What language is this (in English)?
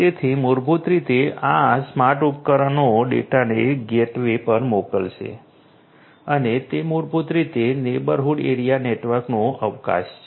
Gujarati